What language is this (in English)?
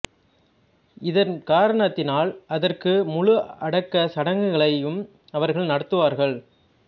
Tamil